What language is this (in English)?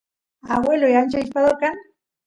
Santiago del Estero Quichua